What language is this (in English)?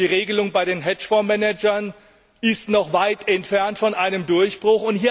German